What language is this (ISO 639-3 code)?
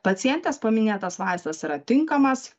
lit